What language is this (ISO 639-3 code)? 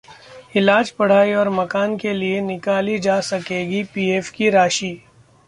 hin